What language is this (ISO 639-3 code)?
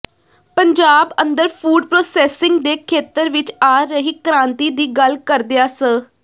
pan